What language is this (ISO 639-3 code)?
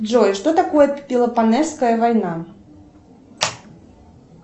rus